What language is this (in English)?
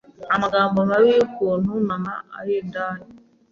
Kinyarwanda